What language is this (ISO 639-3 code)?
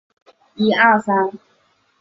zho